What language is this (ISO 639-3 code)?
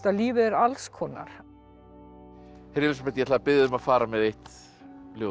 isl